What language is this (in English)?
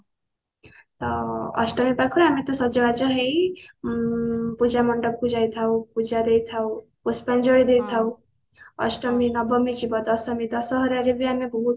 Odia